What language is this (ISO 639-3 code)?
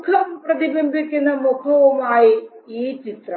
mal